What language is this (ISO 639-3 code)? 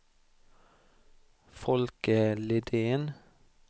swe